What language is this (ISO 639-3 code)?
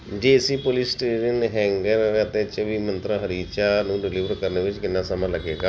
pan